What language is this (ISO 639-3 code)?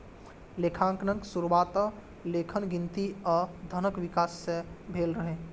mai